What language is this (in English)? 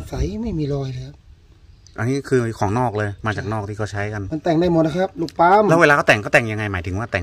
Thai